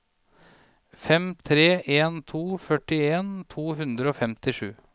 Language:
Norwegian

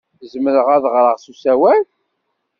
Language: Kabyle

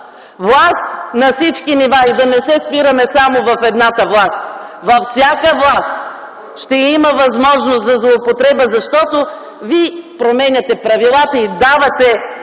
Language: Bulgarian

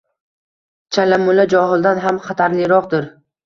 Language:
Uzbek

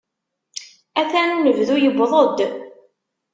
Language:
Kabyle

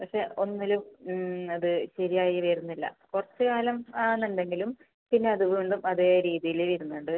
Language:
Malayalam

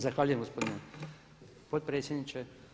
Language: Croatian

